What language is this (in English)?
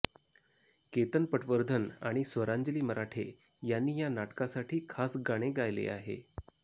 Marathi